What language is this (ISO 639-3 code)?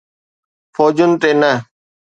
snd